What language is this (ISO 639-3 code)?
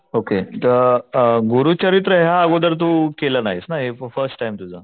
mar